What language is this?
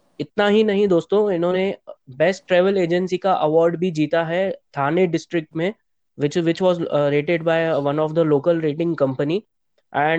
Hindi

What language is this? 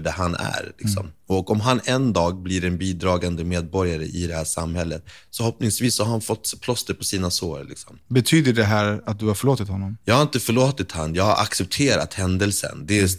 Swedish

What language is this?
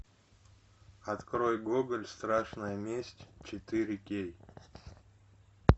Russian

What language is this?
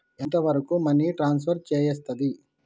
Telugu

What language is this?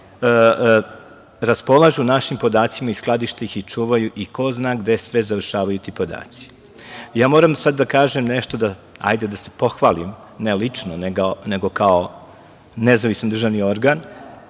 Serbian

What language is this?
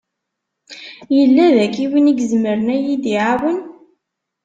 Kabyle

